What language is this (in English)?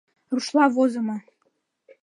Mari